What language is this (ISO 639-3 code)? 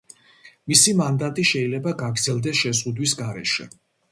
kat